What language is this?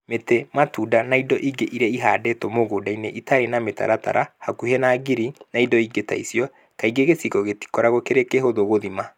Kikuyu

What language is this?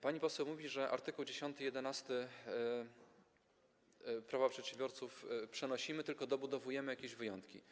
Polish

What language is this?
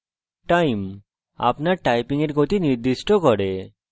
Bangla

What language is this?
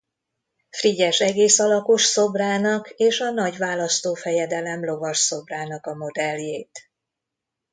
Hungarian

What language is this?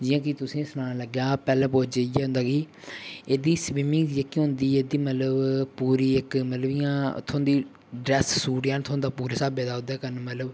Dogri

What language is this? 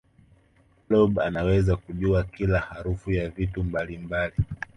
Swahili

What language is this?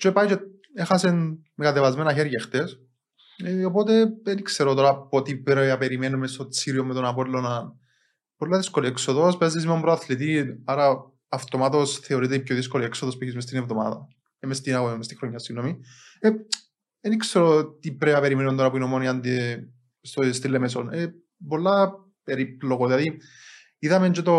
Greek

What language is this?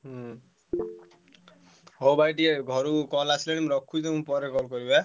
Odia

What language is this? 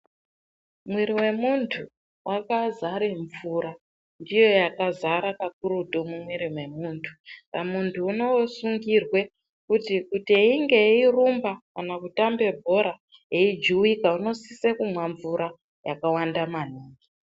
Ndau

